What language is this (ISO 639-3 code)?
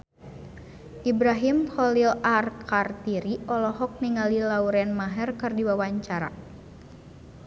sun